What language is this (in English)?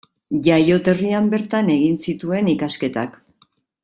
Basque